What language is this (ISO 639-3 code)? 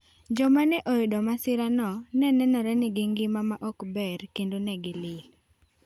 luo